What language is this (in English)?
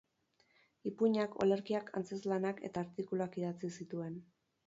Basque